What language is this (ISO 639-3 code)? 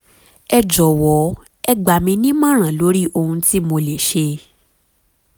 yor